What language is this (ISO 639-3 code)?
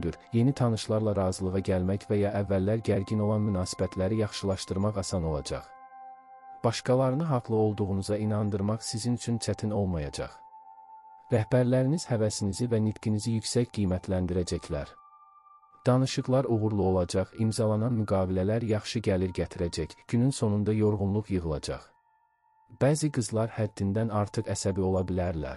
tur